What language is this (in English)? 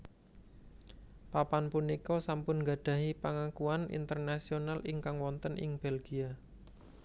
Javanese